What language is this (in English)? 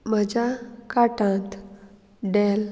Konkani